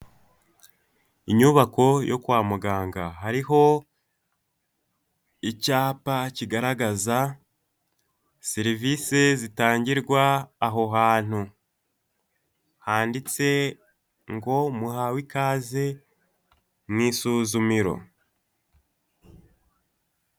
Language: Kinyarwanda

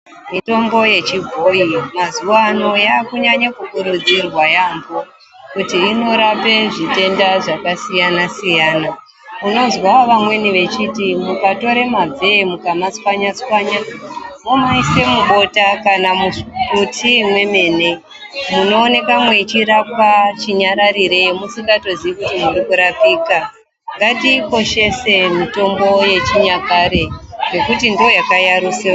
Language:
Ndau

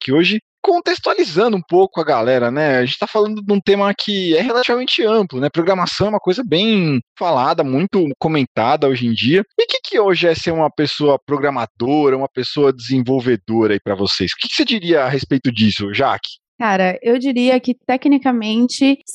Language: Portuguese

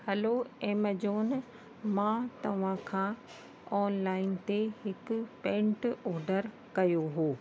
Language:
Sindhi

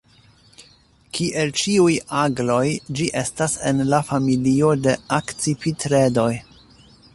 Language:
Esperanto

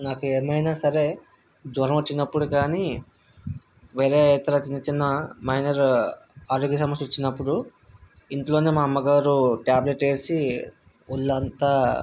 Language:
Telugu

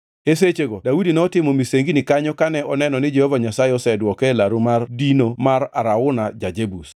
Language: Luo (Kenya and Tanzania)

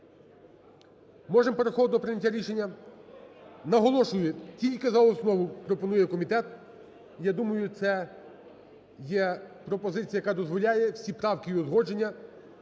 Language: Ukrainian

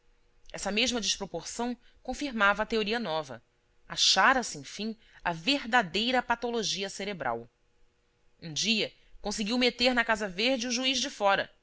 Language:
Portuguese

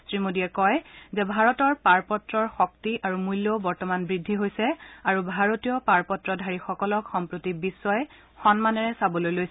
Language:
Assamese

